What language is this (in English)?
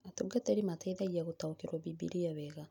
Kikuyu